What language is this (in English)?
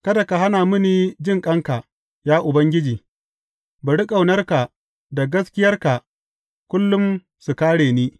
Hausa